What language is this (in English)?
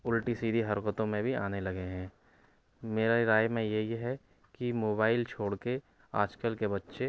Urdu